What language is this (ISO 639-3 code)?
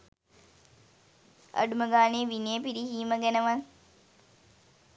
sin